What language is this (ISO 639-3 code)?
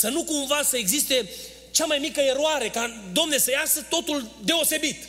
ron